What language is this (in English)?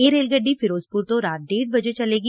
Punjabi